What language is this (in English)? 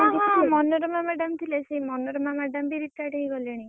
Odia